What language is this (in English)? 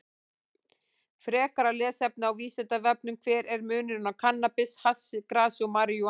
Icelandic